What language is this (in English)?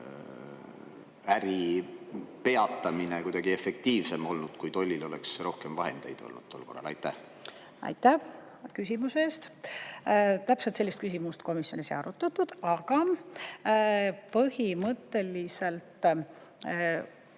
Estonian